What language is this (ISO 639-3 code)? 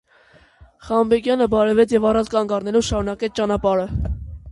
hye